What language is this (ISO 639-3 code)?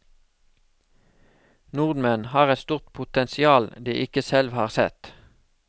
nor